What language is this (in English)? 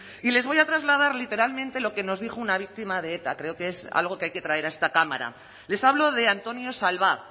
Spanish